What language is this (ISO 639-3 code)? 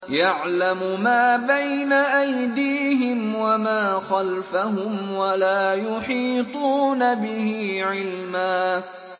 ara